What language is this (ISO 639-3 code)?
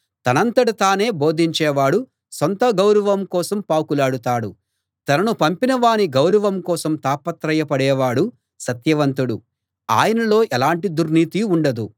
tel